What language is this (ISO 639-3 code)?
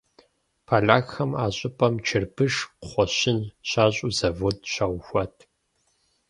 kbd